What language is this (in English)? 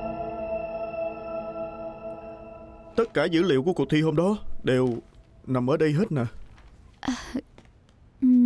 Vietnamese